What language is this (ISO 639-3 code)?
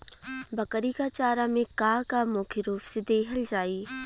bho